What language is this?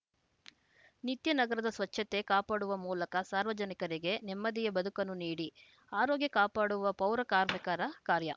Kannada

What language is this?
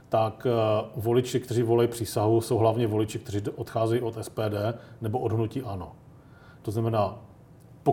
Czech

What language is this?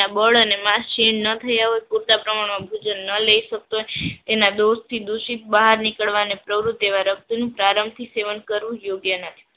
Gujarati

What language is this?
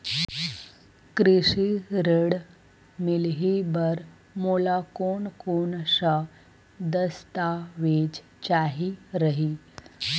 Chhattisgarhi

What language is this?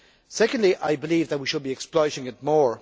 English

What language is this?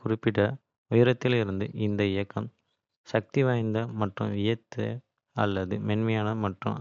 Kota (India)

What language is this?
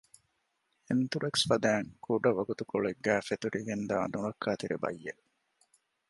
Divehi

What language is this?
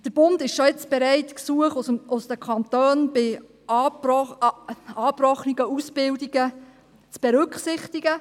Swiss German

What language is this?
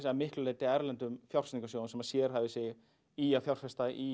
Icelandic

